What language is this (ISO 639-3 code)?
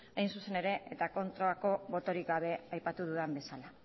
eus